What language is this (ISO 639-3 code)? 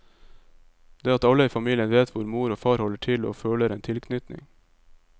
nor